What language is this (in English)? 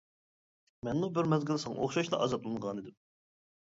Uyghur